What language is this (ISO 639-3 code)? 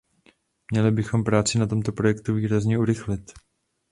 ces